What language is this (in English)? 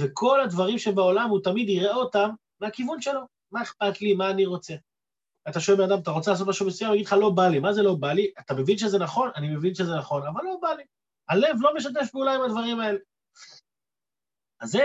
Hebrew